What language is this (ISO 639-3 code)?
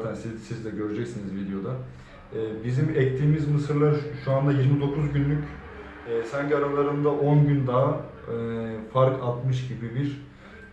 tur